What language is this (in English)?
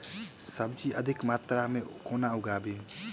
Maithili